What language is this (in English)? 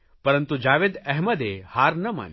Gujarati